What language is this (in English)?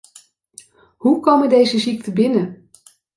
Dutch